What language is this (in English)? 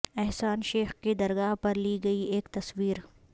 Urdu